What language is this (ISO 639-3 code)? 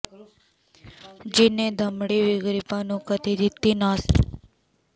pan